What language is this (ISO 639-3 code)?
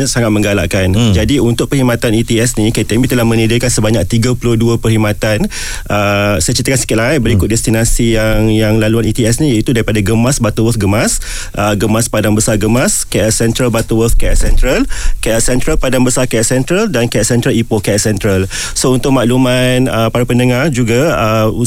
msa